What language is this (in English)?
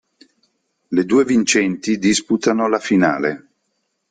Italian